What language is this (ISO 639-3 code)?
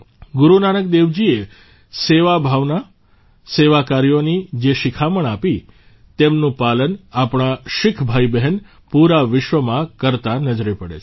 guj